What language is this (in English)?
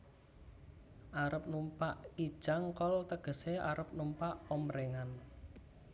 Javanese